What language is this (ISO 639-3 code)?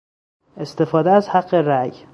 fas